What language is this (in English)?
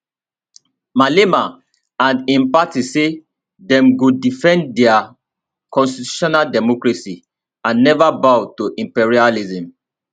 Nigerian Pidgin